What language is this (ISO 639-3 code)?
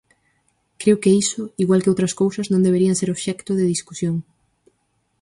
glg